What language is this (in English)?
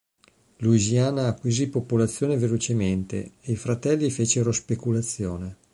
Italian